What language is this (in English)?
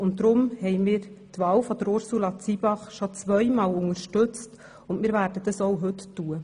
Swiss German